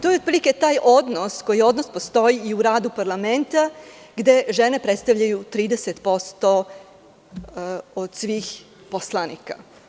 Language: Serbian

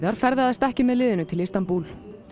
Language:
Icelandic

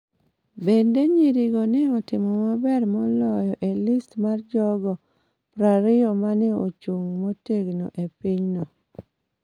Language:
Luo (Kenya and Tanzania)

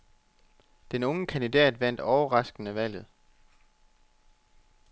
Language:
Danish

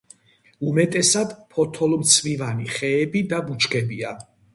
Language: Georgian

